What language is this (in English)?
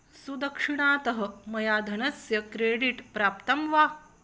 Sanskrit